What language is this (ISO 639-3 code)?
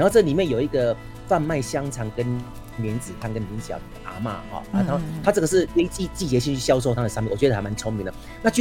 zho